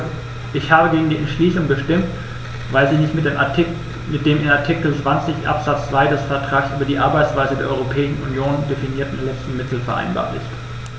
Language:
German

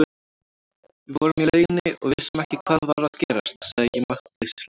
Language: Icelandic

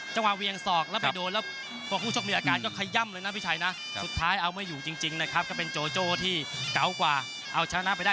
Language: Thai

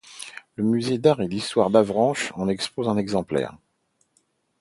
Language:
French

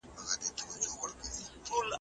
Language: Pashto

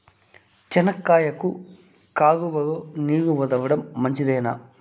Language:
Telugu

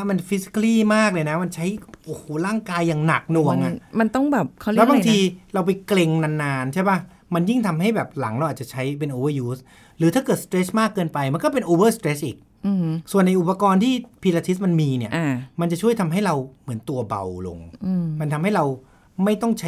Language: Thai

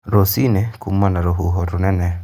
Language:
Kikuyu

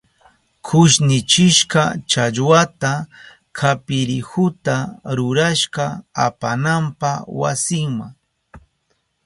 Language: Southern Pastaza Quechua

